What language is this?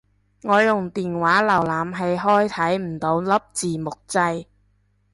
Cantonese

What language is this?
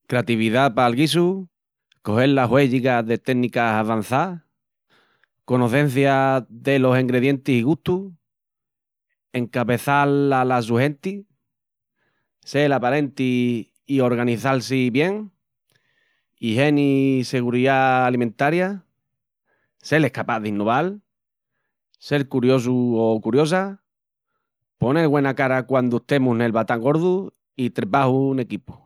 Extremaduran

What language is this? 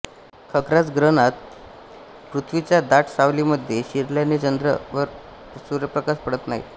Marathi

